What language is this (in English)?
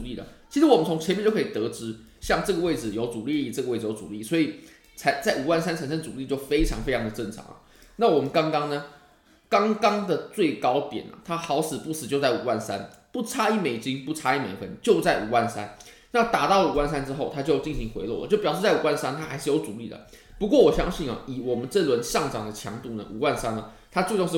Chinese